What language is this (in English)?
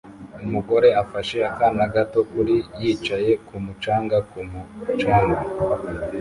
Kinyarwanda